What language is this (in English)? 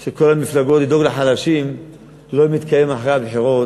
Hebrew